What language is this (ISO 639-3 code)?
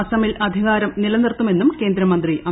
mal